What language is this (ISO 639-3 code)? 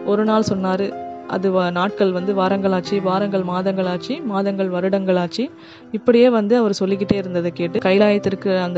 ara